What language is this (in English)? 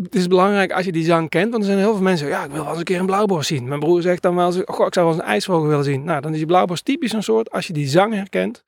Dutch